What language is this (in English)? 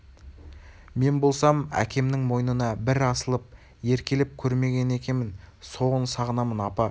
Kazakh